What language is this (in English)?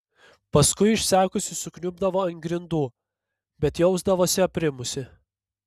Lithuanian